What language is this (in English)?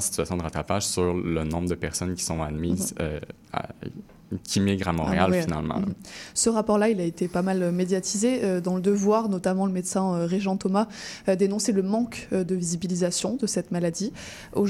French